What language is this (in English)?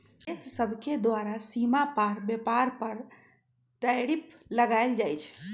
Magahi